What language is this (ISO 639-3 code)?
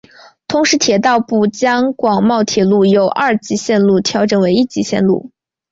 zho